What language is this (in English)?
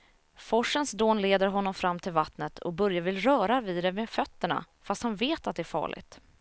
Swedish